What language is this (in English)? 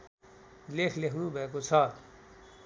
Nepali